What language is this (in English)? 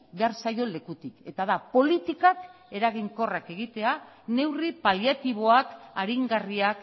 Basque